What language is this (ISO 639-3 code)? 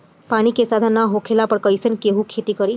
bho